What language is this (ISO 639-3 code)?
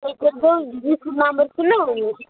kas